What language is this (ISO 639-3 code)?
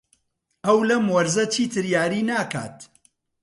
ckb